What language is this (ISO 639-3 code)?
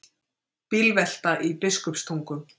isl